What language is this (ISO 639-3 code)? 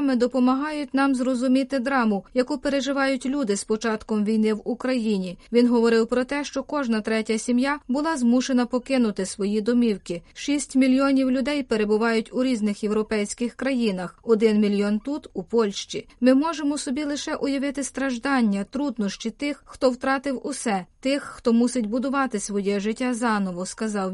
ukr